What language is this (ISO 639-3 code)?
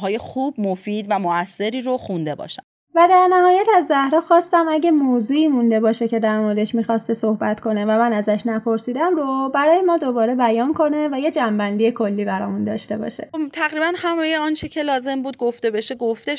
fas